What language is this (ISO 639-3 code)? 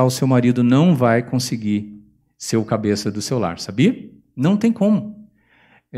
por